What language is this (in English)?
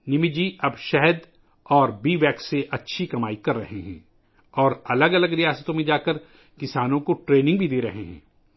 Urdu